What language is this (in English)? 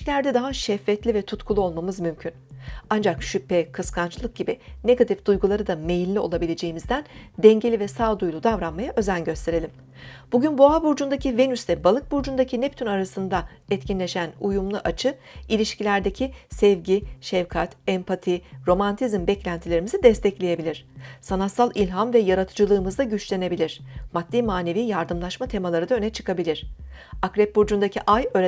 Turkish